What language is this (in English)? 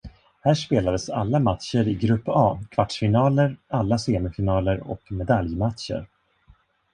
Swedish